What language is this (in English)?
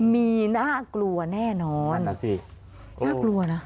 Thai